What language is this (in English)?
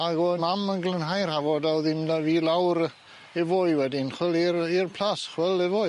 Welsh